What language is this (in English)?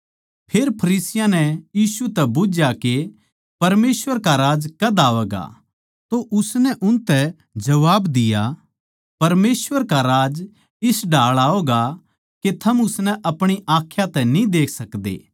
Haryanvi